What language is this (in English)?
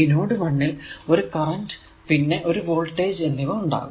Malayalam